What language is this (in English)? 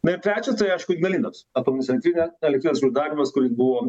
Lithuanian